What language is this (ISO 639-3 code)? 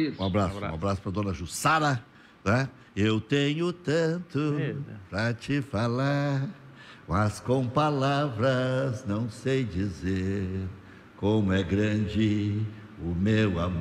por